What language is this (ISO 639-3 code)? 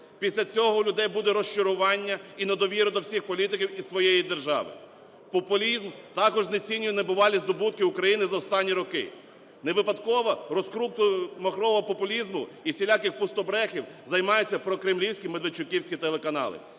ukr